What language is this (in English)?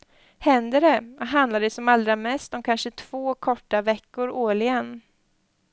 Swedish